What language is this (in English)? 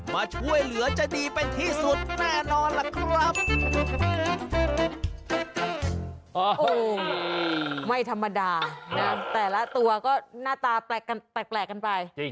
Thai